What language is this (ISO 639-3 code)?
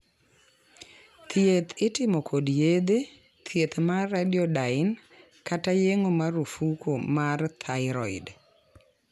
luo